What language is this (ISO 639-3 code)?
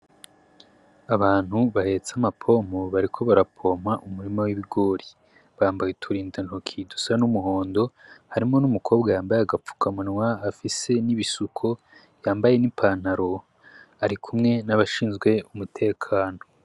run